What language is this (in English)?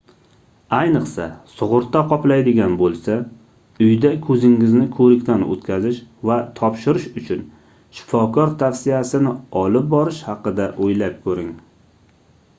Uzbek